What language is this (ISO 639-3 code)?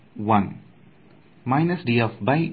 kan